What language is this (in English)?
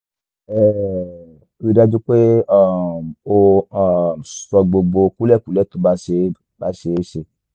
Yoruba